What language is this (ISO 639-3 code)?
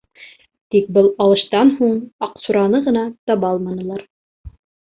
bak